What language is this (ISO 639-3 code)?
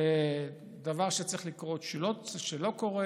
heb